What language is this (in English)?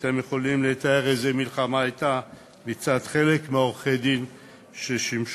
Hebrew